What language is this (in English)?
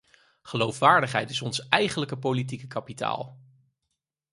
Dutch